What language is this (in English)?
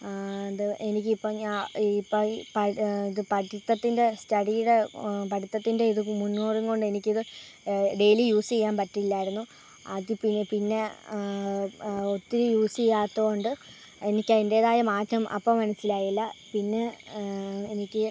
Malayalam